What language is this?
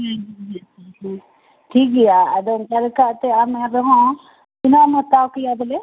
Santali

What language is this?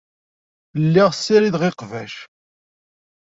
Kabyle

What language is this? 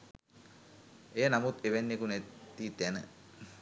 Sinhala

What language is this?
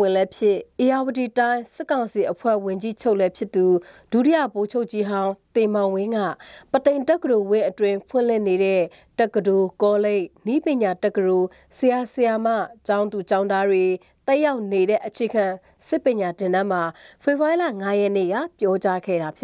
Thai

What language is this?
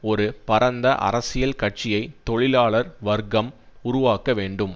Tamil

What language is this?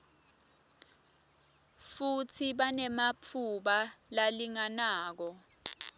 Swati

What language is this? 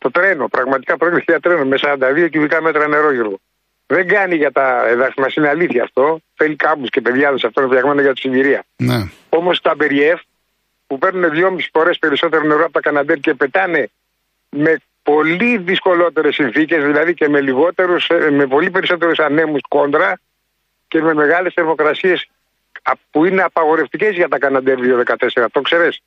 Greek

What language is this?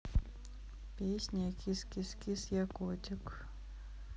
Russian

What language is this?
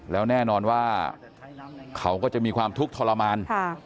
Thai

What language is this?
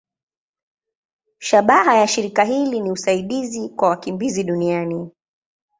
Swahili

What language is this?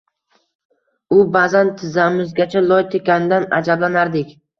Uzbek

